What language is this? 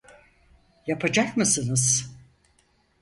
Turkish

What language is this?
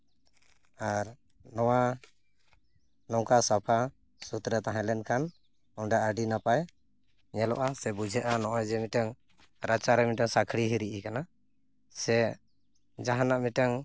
Santali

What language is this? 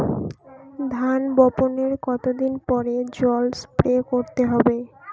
Bangla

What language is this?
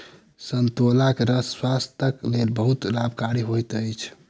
Maithili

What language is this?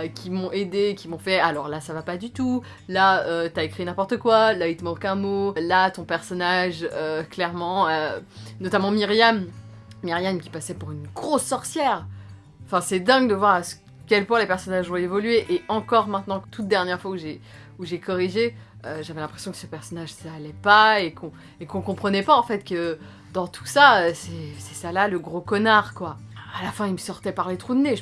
French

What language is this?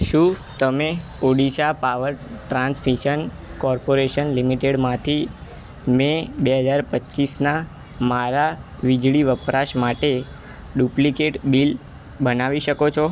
Gujarati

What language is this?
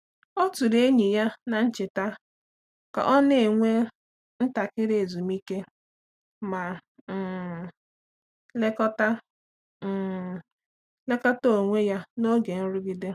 Igbo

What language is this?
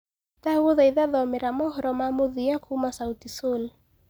Kikuyu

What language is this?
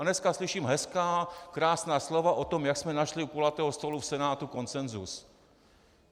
Czech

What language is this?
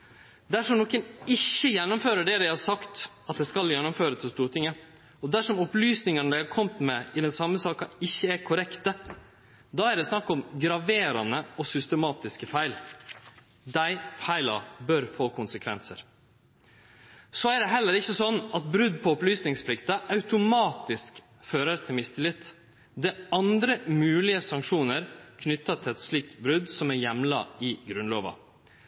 Norwegian Nynorsk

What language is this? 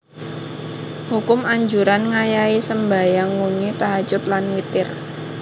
Javanese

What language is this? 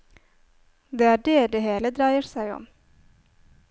Norwegian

